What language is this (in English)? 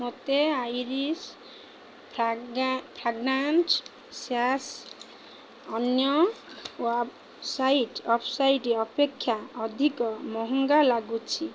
Odia